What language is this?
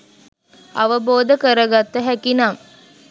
Sinhala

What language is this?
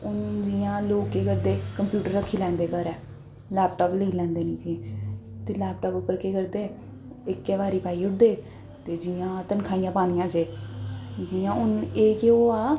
Dogri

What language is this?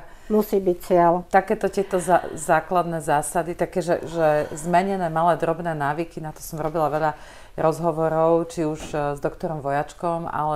Slovak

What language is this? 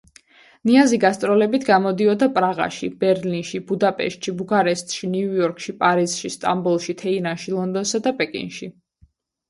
Georgian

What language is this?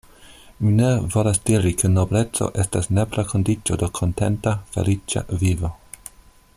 Esperanto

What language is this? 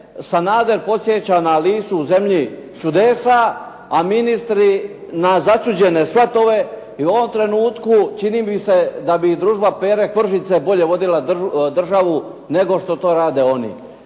Croatian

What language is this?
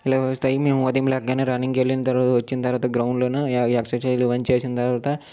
Telugu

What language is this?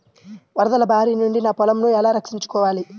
Telugu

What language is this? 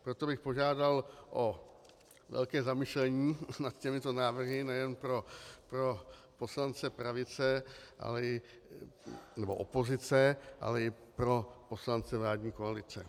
Czech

